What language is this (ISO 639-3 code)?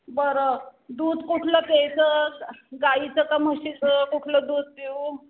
mar